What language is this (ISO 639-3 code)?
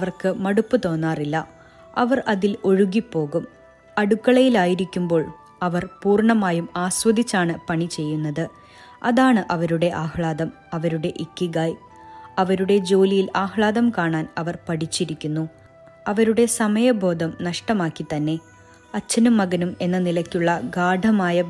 mal